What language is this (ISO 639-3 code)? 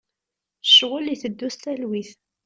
kab